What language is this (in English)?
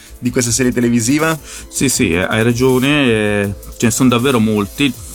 Italian